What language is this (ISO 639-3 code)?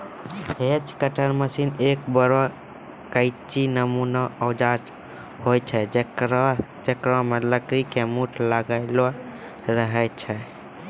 mai